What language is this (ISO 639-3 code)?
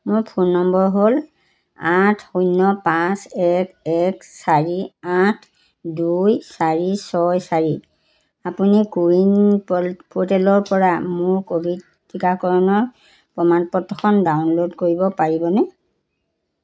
asm